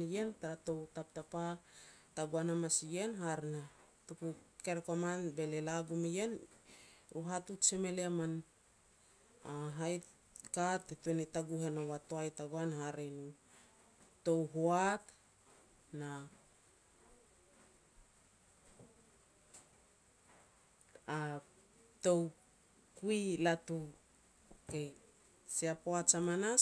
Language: Petats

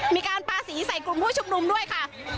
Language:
Thai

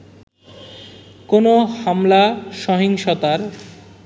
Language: Bangla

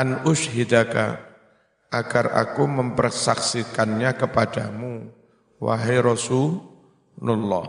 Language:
Indonesian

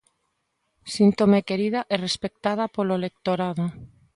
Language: Galician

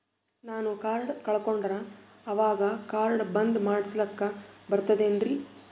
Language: Kannada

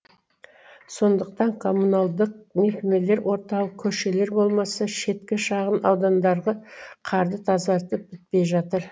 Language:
Kazakh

